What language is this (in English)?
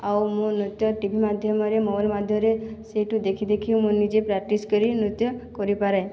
Odia